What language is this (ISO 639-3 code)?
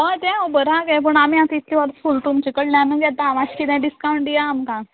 kok